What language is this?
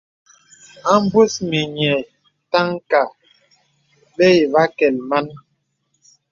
Bebele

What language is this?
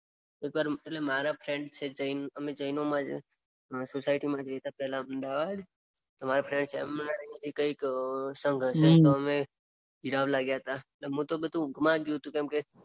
Gujarati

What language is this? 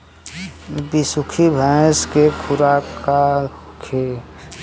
Bhojpuri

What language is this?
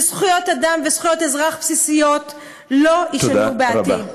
Hebrew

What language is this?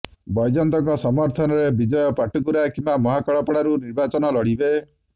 Odia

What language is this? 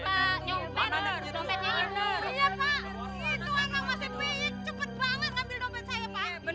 Indonesian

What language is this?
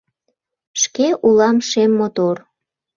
Mari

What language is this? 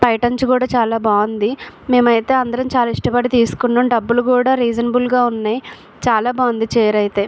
Telugu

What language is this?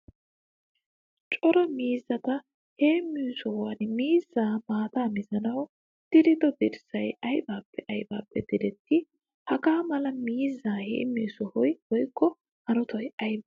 Wolaytta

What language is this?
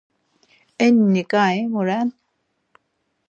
Laz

